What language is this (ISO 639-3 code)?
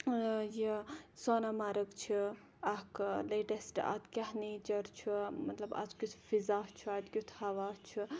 kas